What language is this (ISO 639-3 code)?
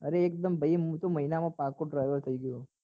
guj